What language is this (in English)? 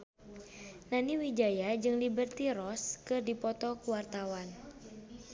Sundanese